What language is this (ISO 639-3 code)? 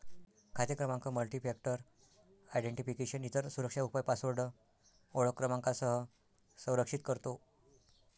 mar